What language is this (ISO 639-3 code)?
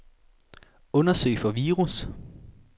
dan